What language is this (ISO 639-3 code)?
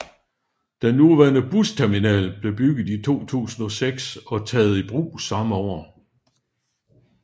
dan